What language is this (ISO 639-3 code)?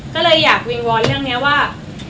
tha